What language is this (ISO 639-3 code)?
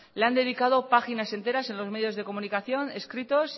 spa